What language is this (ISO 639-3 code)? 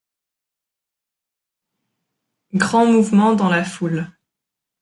fra